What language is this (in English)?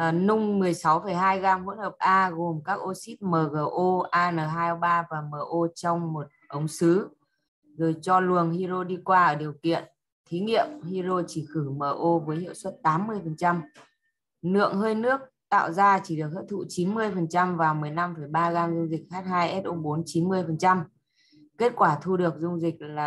Vietnamese